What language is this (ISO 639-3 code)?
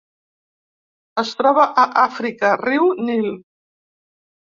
cat